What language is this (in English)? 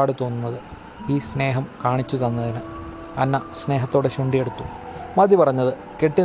Malayalam